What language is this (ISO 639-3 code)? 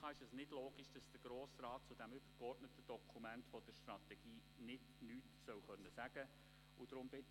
gsw